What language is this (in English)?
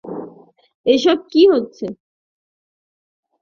Bangla